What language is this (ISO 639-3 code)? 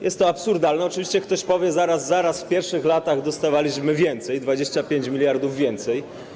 pol